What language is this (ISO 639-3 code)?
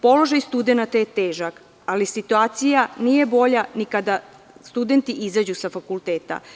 srp